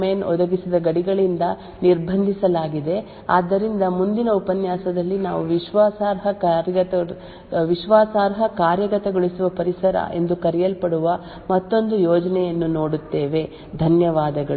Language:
Kannada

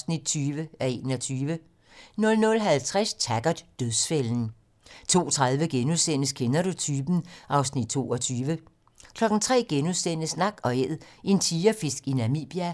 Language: Danish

